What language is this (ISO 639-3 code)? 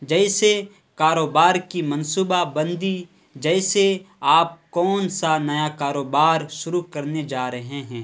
urd